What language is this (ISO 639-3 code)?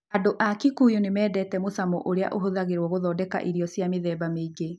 kik